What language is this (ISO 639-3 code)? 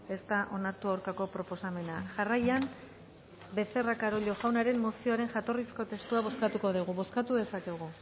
eus